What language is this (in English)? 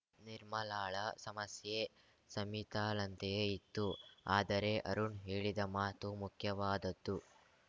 Kannada